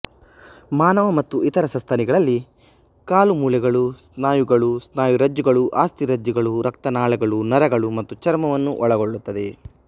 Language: Kannada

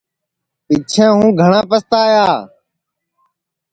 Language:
Sansi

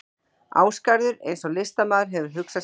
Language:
Icelandic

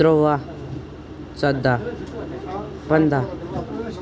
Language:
Kashmiri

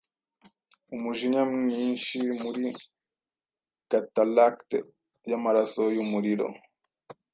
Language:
Kinyarwanda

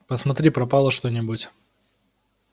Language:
Russian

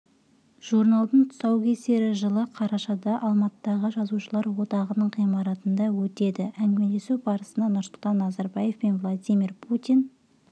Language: Kazakh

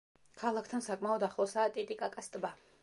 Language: Georgian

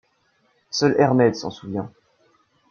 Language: French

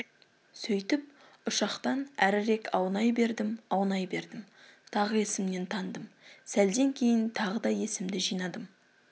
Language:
Kazakh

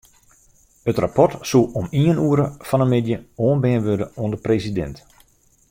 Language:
Western Frisian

